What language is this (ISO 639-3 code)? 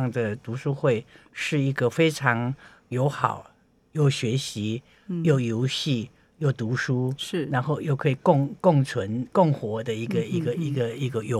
zho